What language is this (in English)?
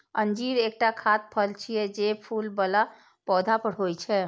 Maithili